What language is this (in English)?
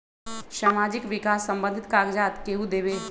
Magahi